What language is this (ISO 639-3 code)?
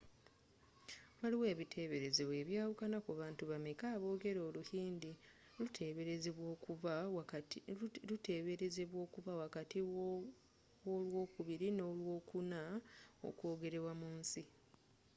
lug